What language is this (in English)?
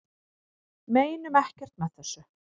Icelandic